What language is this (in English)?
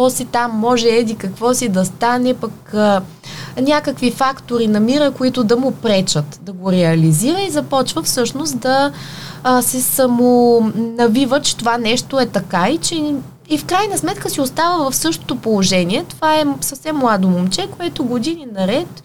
Bulgarian